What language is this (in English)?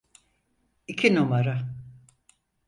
Turkish